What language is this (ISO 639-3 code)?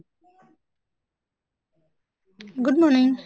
asm